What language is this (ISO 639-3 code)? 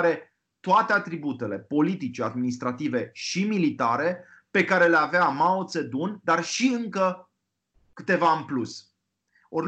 ron